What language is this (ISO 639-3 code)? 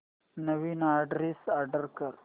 mar